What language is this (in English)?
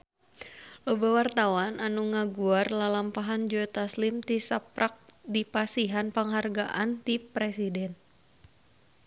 Sundanese